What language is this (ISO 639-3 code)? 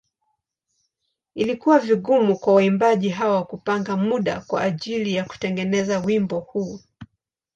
swa